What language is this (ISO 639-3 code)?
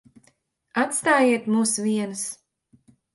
lav